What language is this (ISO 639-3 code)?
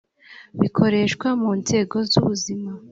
kin